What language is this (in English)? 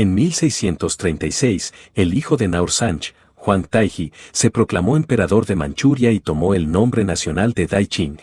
Spanish